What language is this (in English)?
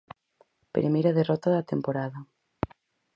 Galician